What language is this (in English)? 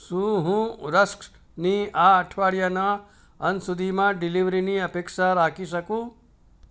Gujarati